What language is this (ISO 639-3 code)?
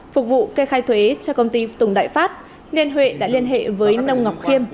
vie